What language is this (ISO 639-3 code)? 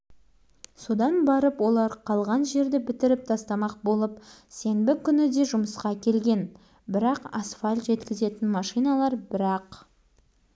kaz